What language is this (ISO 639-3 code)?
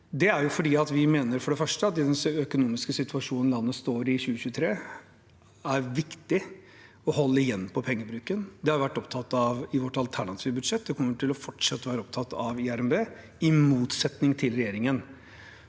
nor